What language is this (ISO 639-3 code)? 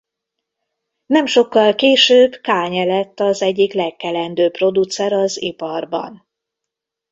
hun